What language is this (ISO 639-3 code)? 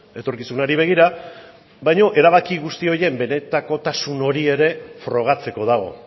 eus